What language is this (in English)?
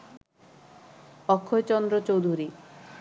Bangla